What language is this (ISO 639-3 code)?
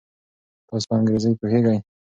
pus